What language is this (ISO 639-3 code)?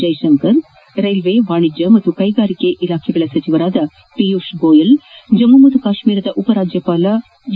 kan